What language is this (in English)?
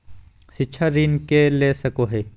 Magahi